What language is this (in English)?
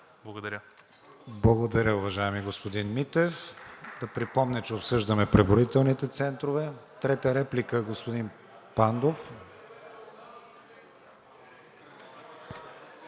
Bulgarian